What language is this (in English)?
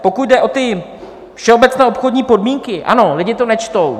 Czech